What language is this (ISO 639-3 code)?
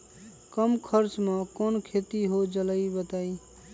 mag